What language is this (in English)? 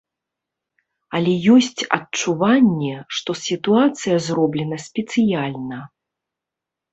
Belarusian